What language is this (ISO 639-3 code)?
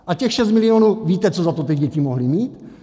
ces